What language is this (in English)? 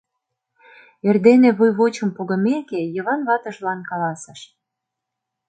Mari